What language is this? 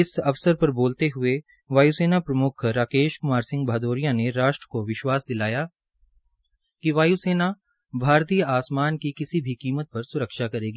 Hindi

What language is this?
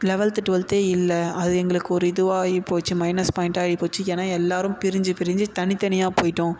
Tamil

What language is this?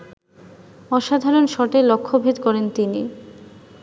Bangla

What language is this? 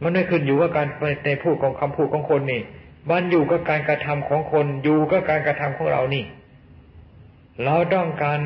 Thai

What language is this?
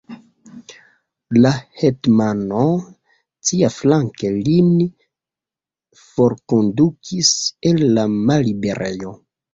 Esperanto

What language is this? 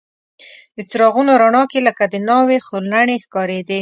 Pashto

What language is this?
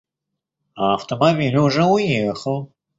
Russian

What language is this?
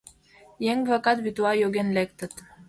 Mari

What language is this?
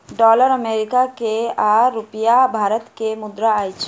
Maithili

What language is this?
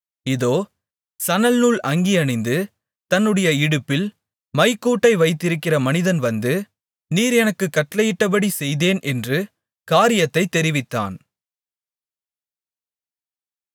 Tamil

